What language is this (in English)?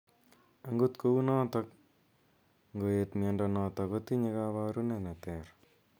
Kalenjin